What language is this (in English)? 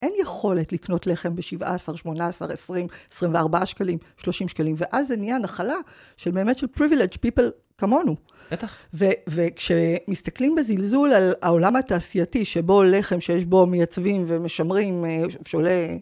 Hebrew